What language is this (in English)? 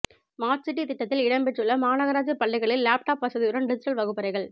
Tamil